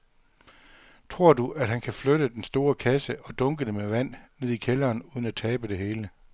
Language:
Danish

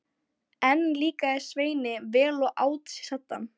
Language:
Icelandic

